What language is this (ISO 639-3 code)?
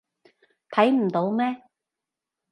yue